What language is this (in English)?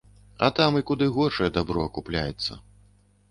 Belarusian